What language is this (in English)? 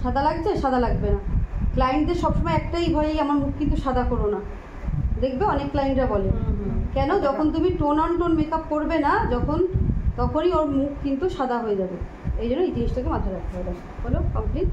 Bangla